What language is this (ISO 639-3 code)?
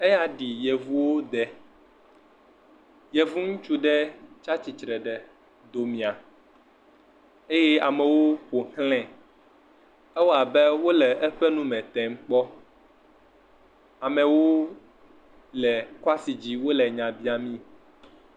ewe